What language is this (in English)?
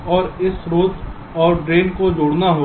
Hindi